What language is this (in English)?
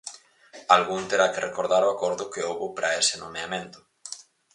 Galician